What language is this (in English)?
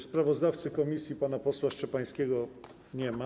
Polish